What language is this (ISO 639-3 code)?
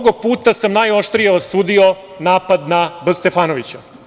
srp